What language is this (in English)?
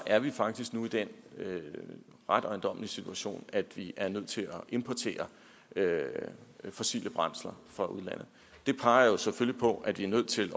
Danish